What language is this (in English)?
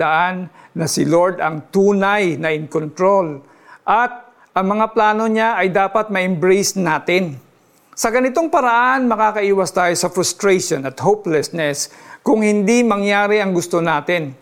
Filipino